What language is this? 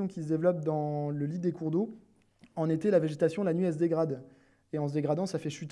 French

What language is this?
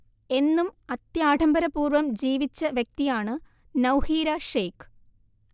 Malayalam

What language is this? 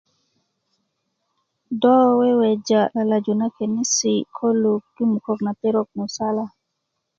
Kuku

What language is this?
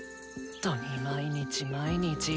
Japanese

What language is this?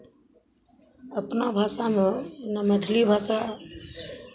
Maithili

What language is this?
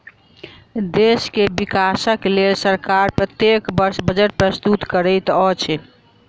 Maithili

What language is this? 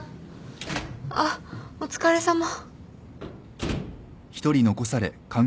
Japanese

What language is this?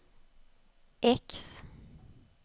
Swedish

